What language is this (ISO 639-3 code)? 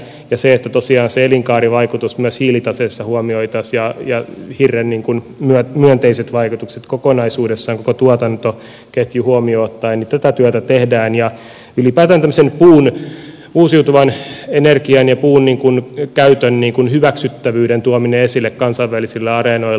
fin